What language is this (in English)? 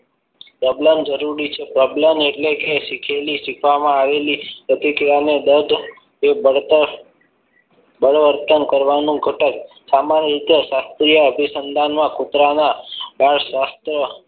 Gujarati